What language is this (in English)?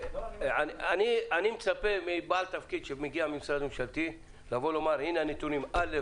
Hebrew